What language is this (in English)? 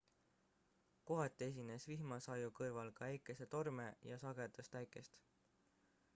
Estonian